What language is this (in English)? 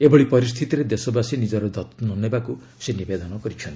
Odia